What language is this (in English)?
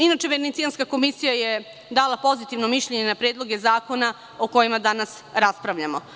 Serbian